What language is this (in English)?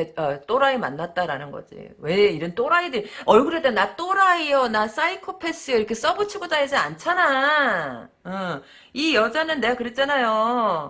Korean